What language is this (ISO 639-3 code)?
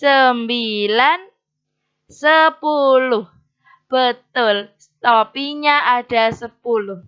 ind